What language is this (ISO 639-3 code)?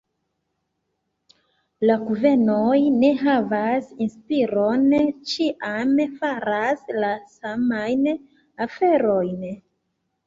epo